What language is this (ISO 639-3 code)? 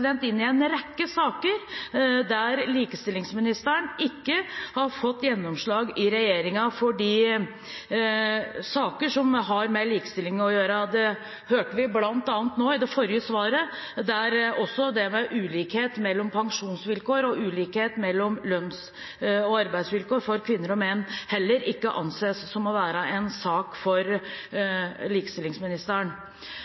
nob